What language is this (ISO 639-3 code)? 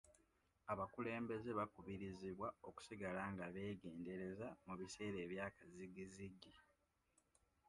lug